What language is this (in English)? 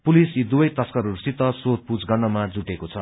Nepali